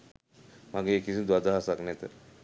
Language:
Sinhala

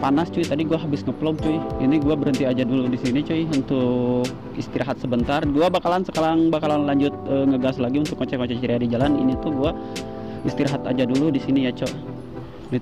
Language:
Indonesian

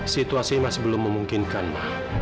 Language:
Indonesian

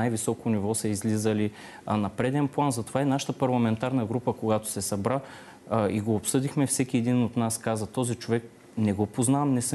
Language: Bulgarian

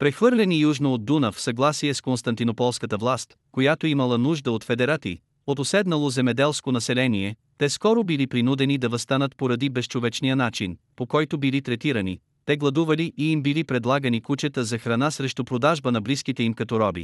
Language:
Bulgarian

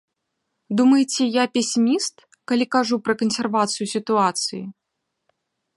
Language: Belarusian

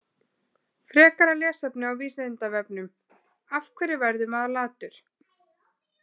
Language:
Icelandic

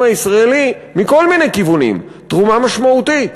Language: Hebrew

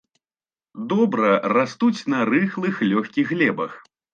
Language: Belarusian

